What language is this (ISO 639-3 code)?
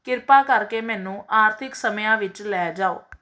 pan